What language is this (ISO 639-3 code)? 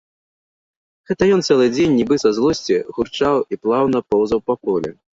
bel